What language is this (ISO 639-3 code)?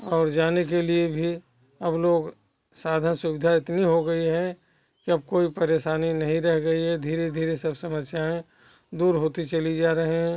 hin